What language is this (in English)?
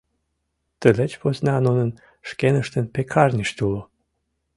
Mari